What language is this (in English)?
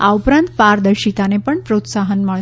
Gujarati